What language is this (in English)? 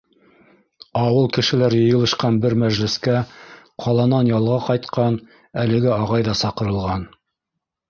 Bashkir